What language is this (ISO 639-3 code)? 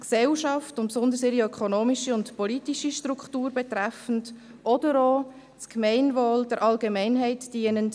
gsw